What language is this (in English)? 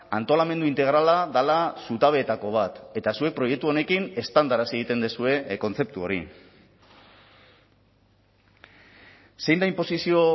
Basque